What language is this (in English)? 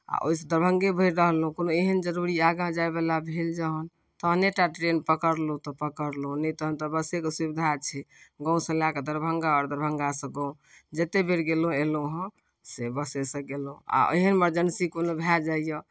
Maithili